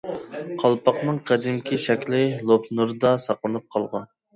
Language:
Uyghur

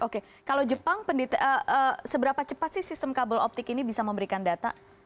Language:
Indonesian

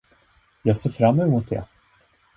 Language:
Swedish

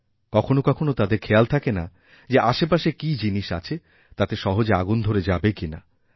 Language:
Bangla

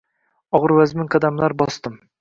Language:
Uzbek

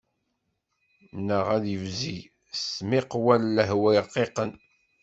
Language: Kabyle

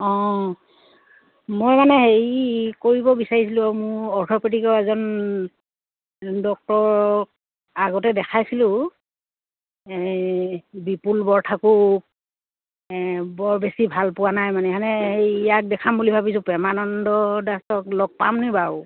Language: Assamese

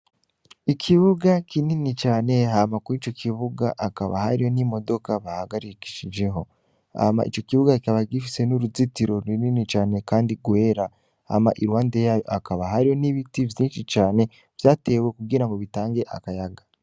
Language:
Rundi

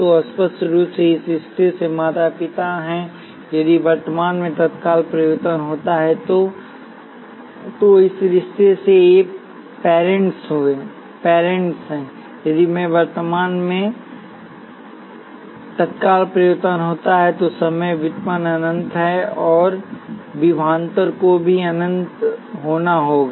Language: Hindi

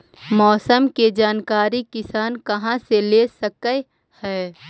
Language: Magahi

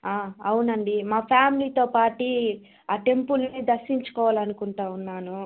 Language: Telugu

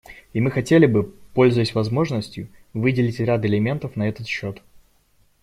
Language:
Russian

